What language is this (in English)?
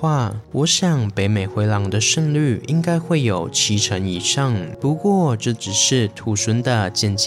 Chinese